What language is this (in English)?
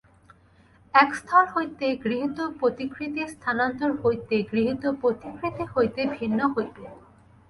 Bangla